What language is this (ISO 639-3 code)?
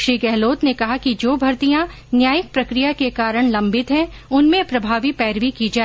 hin